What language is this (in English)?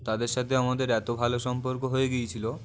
Bangla